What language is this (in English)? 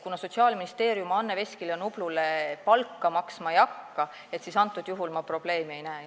Estonian